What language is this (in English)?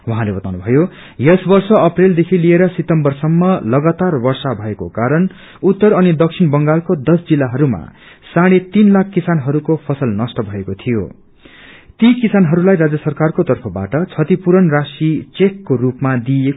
Nepali